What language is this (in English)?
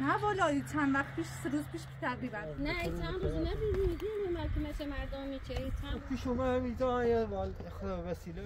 Persian